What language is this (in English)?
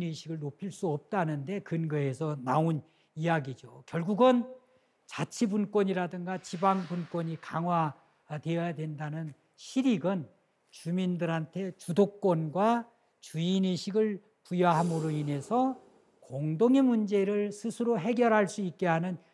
Korean